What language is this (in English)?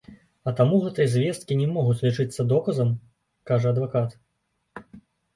Belarusian